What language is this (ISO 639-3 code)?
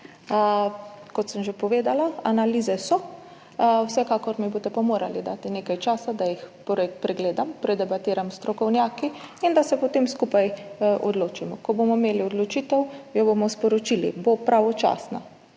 slv